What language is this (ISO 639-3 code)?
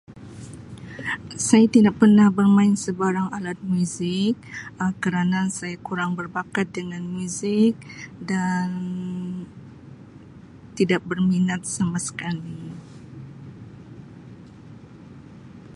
msi